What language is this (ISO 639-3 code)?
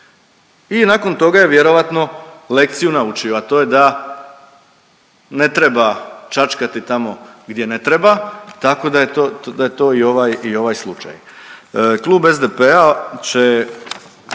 hrv